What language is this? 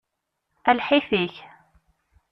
Kabyle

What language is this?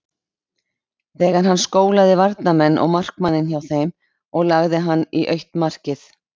Icelandic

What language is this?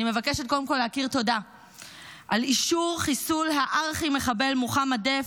Hebrew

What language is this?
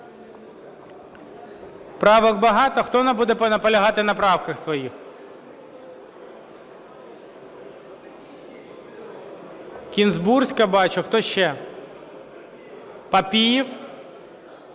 Ukrainian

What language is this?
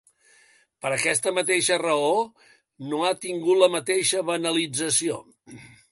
Catalan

